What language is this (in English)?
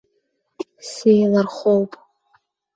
Abkhazian